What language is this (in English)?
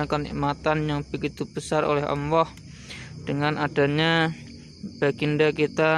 Indonesian